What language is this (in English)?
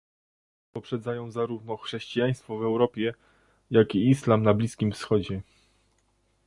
Polish